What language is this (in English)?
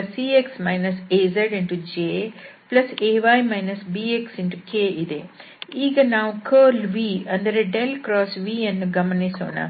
Kannada